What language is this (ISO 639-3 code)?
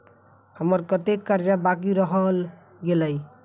mai